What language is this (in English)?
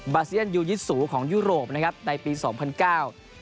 Thai